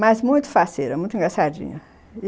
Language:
Portuguese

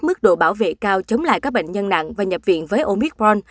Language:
Vietnamese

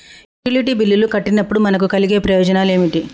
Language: Telugu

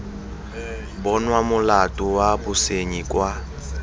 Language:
Tswana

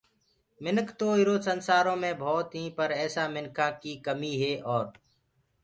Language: Gurgula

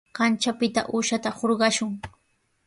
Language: Sihuas Ancash Quechua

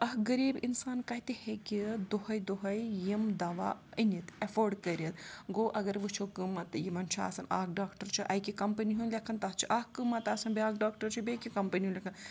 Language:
Kashmiri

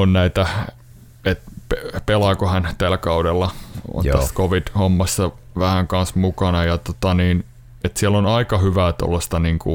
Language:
Finnish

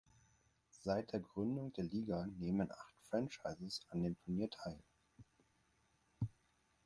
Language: German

